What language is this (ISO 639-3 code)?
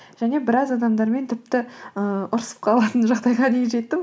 kaz